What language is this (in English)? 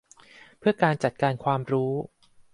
Thai